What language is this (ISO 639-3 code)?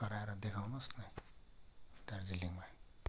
nep